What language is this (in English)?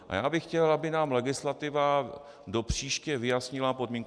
Czech